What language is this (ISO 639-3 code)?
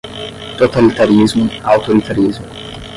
por